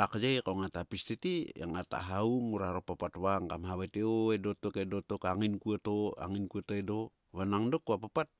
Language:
Sulka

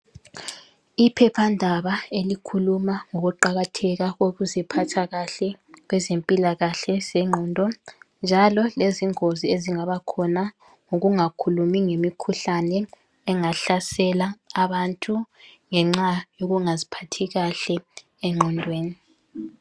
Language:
North Ndebele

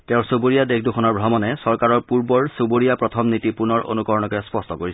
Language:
Assamese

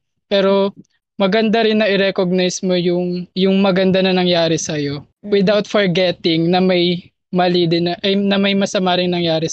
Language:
Filipino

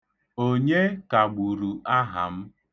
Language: Igbo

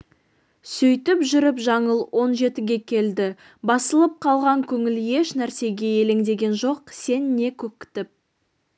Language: Kazakh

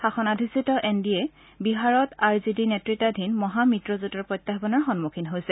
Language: Assamese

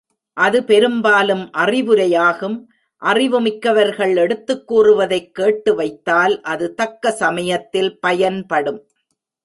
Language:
Tamil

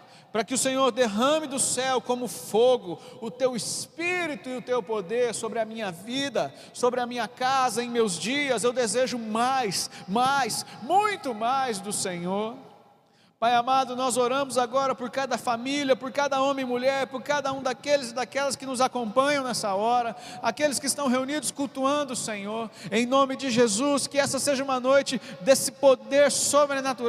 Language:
Portuguese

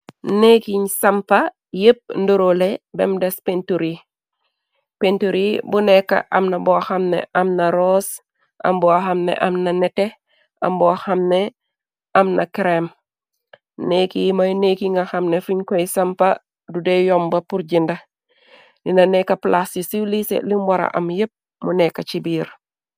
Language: Wolof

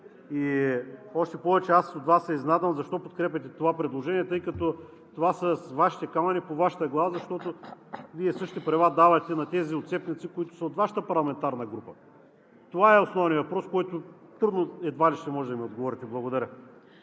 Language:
Bulgarian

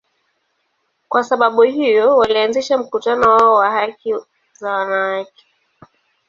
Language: Swahili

